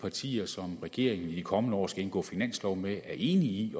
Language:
Danish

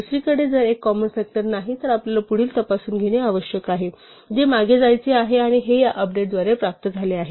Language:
Marathi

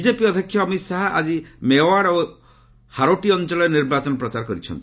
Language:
Odia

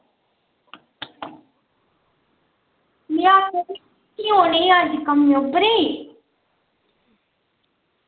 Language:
Dogri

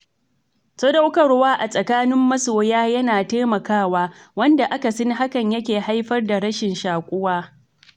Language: Hausa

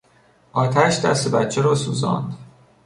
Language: Persian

